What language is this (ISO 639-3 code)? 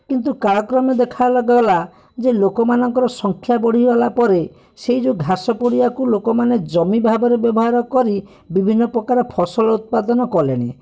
ori